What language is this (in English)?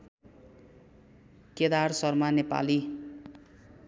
Nepali